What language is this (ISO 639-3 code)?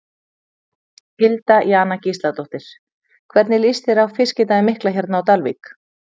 isl